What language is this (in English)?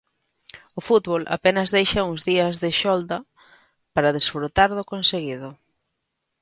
Galician